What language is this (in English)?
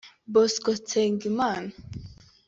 Kinyarwanda